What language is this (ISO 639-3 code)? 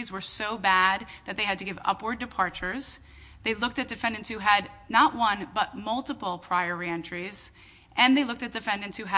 eng